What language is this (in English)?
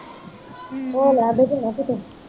Punjabi